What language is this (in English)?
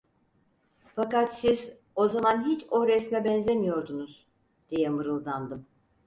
Turkish